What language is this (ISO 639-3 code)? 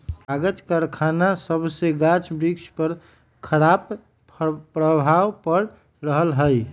mag